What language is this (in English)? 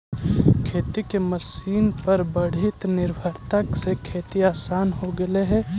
Magahi